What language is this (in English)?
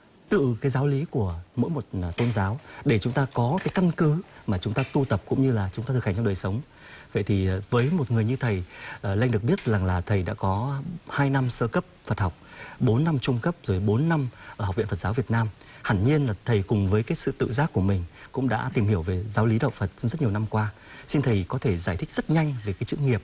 Vietnamese